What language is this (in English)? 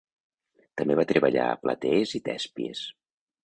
Catalan